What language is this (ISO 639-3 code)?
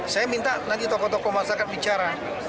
ind